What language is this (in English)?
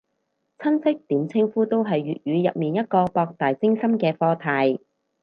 Cantonese